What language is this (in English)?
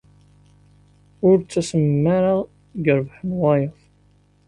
Kabyle